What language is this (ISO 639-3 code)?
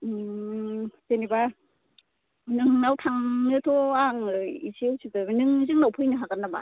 brx